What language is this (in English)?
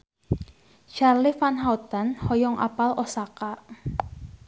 Sundanese